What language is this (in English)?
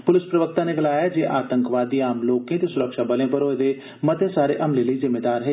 Dogri